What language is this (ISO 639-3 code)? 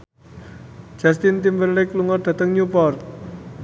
jav